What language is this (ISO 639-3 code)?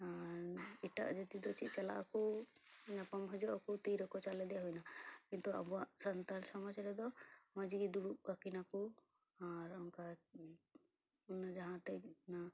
sat